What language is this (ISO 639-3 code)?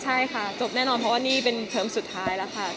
tha